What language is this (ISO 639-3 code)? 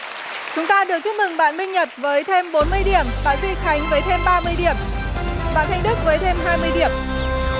vie